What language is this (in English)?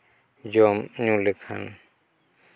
Santali